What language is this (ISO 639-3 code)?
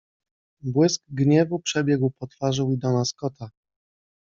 pol